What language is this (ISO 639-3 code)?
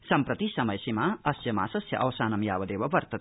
san